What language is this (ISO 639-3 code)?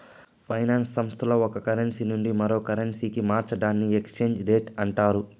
tel